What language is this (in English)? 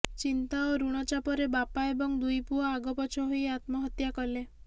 Odia